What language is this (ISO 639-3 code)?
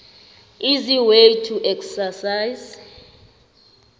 nbl